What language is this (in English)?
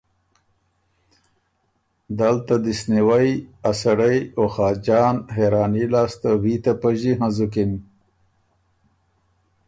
Ormuri